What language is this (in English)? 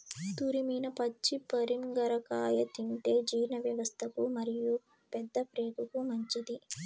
Telugu